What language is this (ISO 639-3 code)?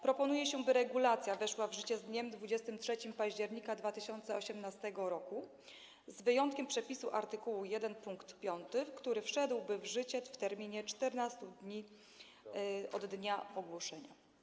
pol